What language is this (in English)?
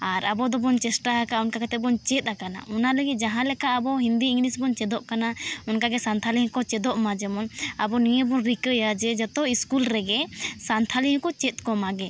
Santali